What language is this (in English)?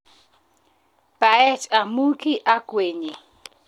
Kalenjin